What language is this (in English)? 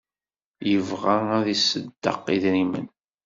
Kabyle